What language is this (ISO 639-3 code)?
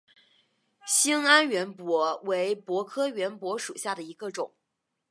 zho